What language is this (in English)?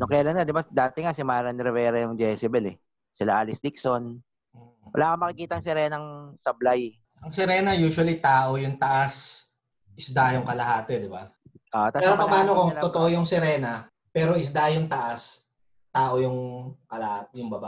Filipino